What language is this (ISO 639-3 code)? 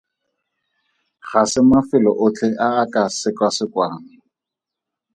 tsn